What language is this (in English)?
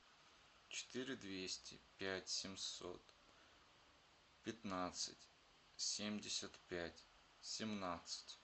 Russian